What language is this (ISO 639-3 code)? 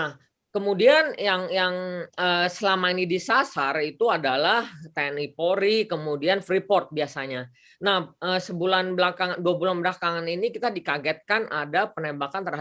ind